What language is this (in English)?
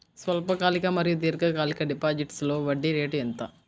Telugu